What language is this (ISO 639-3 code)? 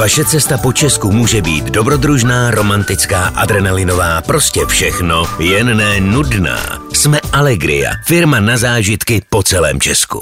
ces